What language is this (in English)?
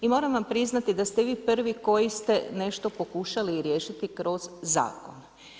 Croatian